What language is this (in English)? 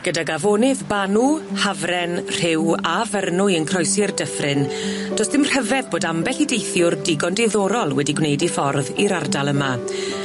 Welsh